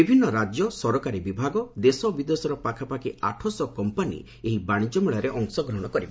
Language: Odia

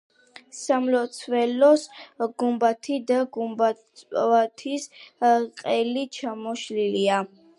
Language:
Georgian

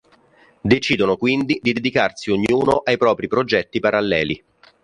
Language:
Italian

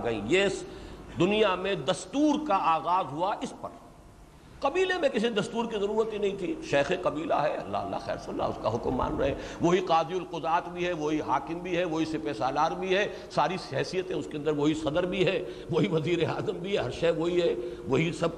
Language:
Urdu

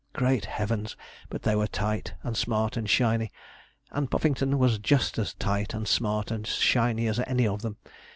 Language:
English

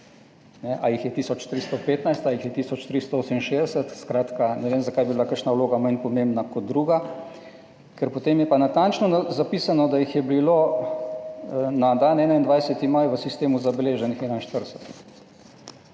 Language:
Slovenian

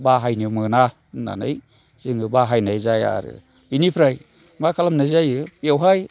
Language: Bodo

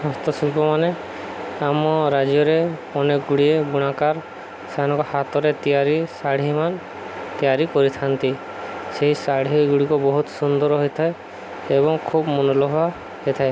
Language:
Odia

